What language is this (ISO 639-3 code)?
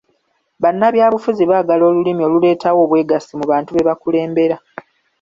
lug